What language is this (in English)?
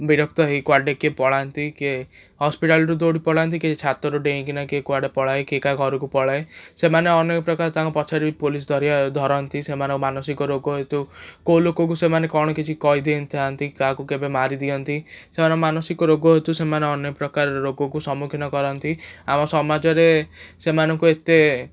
Odia